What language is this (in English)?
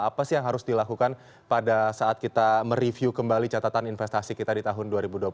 Indonesian